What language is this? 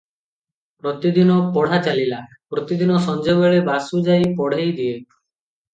Odia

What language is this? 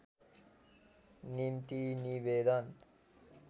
Nepali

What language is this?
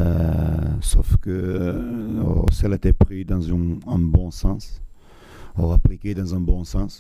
French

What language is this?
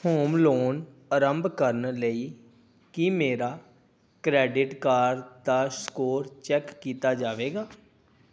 Punjabi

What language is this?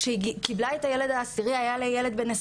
Hebrew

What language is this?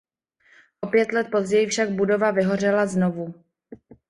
Czech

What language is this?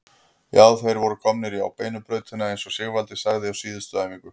Icelandic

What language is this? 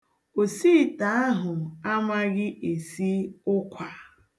Igbo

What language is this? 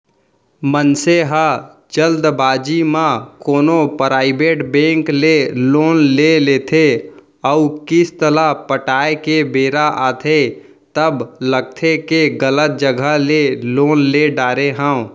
Chhattisgarhi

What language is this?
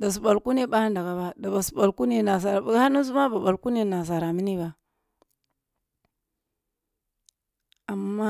Kulung (Nigeria)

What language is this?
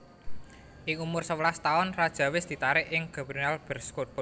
Javanese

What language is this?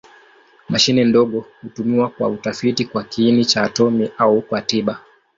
Swahili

